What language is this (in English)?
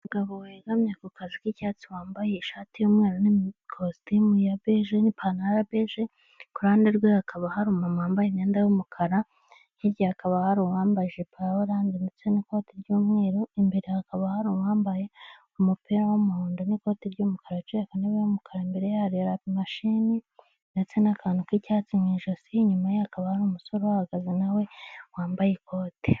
Kinyarwanda